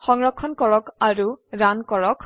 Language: Assamese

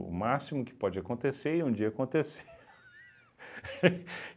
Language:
Portuguese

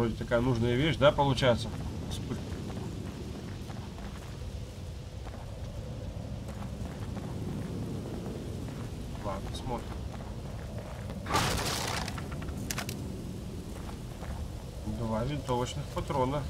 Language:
Russian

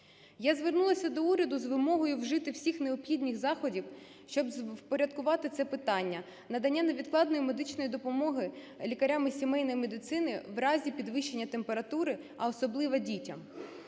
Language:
Ukrainian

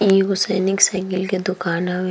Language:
Bhojpuri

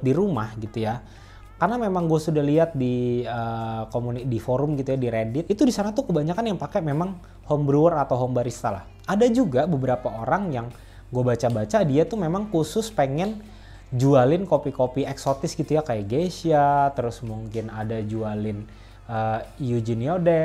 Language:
Indonesian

